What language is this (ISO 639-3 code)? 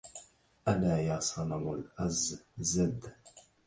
ara